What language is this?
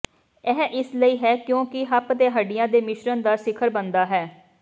Punjabi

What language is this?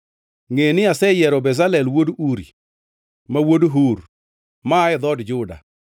Luo (Kenya and Tanzania)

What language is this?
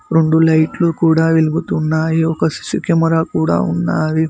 Telugu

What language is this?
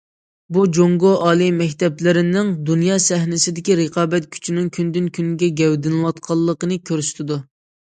Uyghur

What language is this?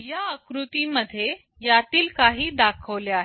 Marathi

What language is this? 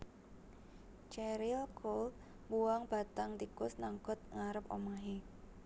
Javanese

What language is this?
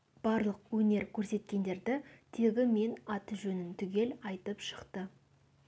Kazakh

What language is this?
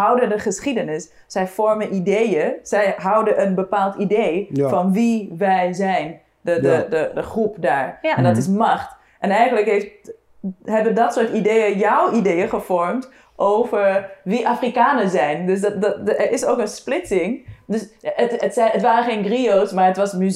Dutch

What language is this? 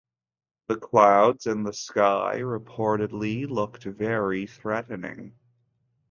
English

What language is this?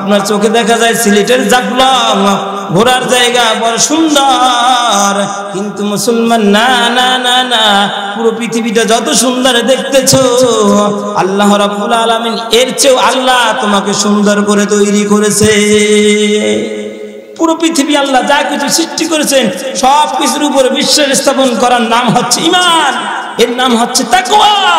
Arabic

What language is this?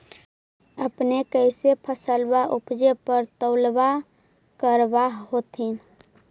Magahi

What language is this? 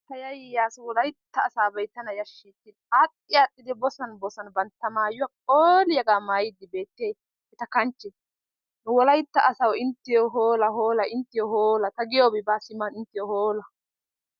Wolaytta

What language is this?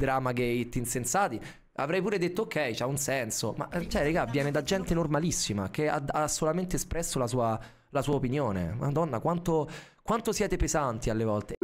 Italian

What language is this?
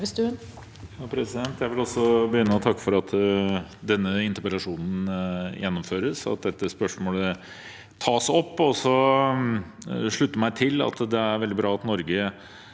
Norwegian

